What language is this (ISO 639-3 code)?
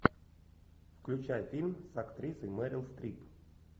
rus